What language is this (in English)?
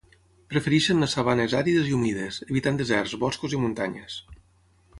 Catalan